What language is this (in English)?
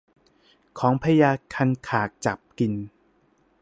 Thai